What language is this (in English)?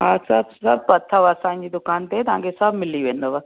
Sindhi